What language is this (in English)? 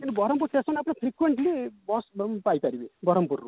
Odia